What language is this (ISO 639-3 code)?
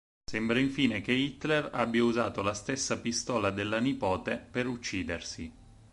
ita